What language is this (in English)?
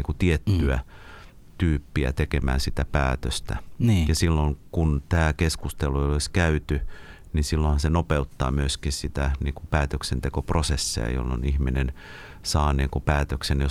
Finnish